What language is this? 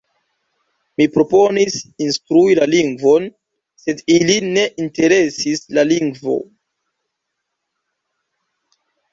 Esperanto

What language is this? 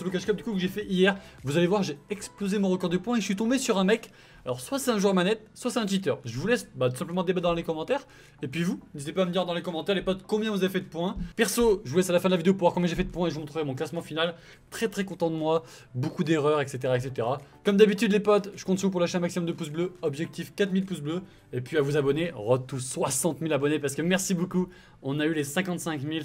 French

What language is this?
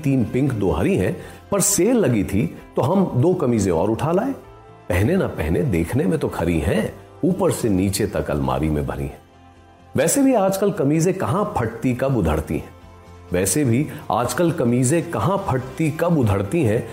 Hindi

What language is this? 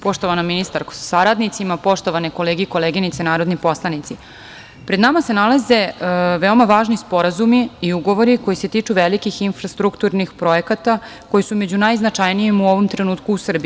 Serbian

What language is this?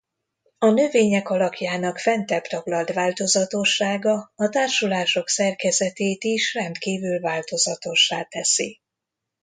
Hungarian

